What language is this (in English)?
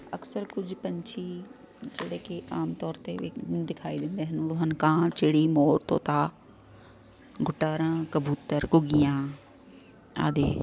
Punjabi